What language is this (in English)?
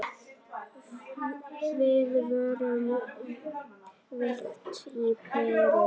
Icelandic